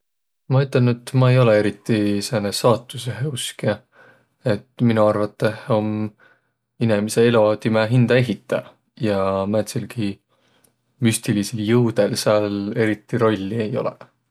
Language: Võro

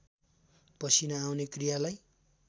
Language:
Nepali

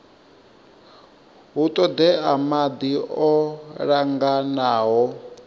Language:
Venda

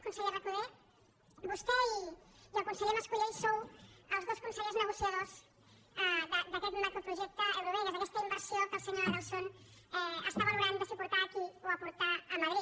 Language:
Catalan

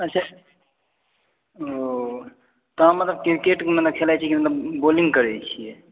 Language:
Maithili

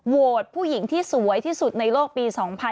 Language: Thai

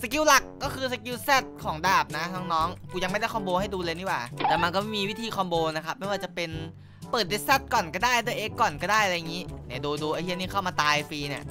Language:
Thai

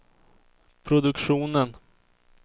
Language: Swedish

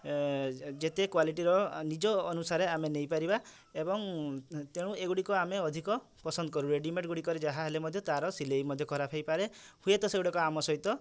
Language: Odia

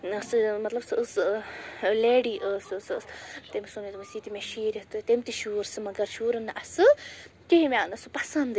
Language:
Kashmiri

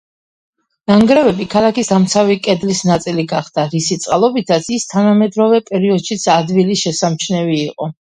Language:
Georgian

